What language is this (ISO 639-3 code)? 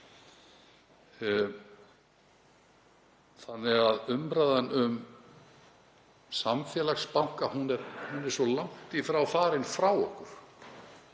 isl